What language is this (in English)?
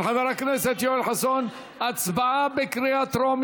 Hebrew